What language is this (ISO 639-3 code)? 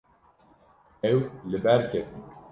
kur